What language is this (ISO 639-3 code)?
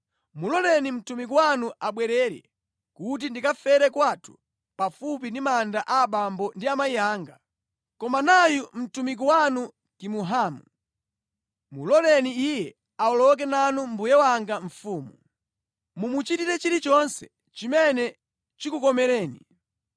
nya